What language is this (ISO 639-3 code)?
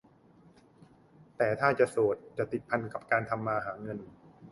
tha